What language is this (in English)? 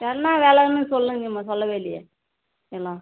Tamil